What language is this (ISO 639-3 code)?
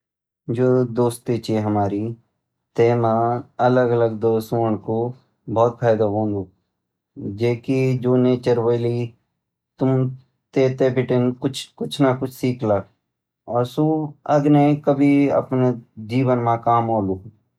gbm